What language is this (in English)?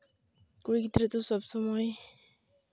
Santali